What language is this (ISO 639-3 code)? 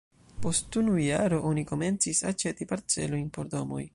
epo